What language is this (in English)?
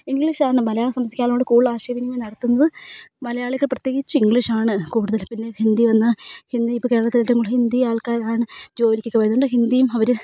Malayalam